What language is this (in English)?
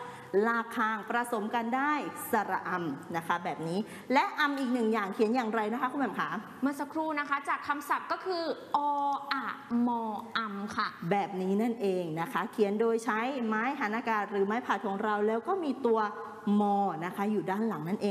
Thai